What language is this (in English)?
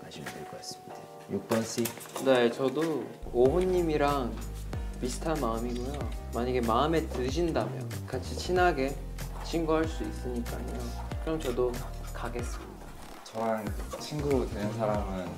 Korean